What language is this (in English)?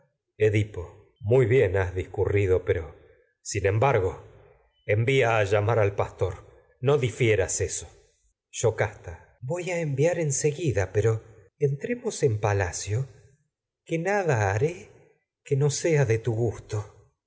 Spanish